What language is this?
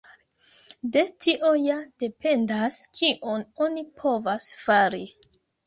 Esperanto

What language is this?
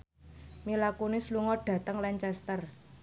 Javanese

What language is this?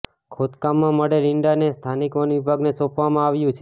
Gujarati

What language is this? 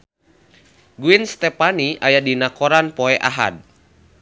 Sundanese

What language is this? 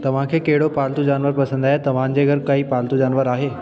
Sindhi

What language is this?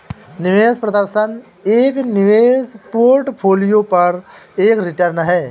Hindi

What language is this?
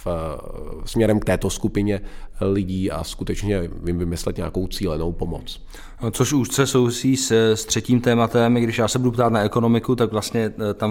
Czech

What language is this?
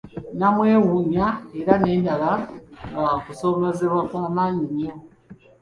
Ganda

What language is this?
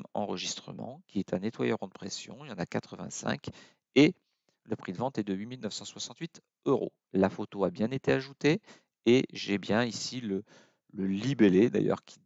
French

